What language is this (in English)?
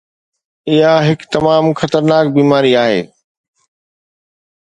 Sindhi